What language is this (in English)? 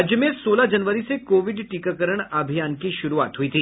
Hindi